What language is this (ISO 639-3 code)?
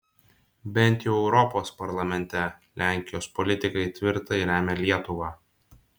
lit